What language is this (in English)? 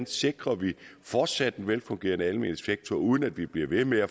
Danish